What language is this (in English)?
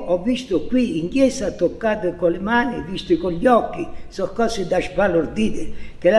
Italian